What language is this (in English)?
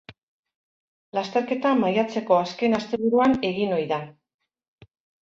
Basque